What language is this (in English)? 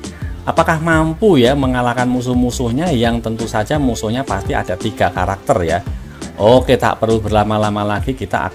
Indonesian